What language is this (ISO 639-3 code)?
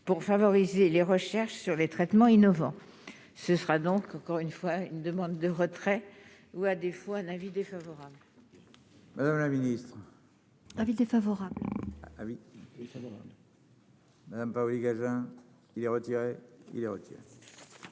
fra